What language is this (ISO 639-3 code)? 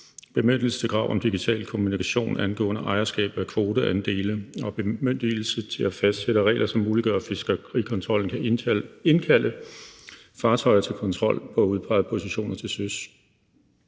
dan